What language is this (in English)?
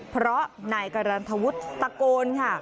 Thai